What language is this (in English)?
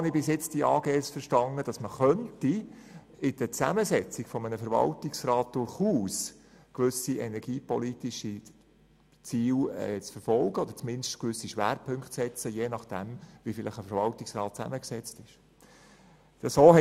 Swiss German